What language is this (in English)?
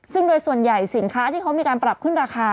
Thai